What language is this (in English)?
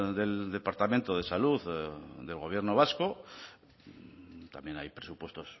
Spanish